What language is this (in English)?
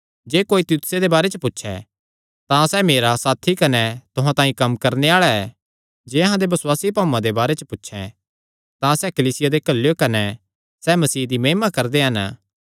Kangri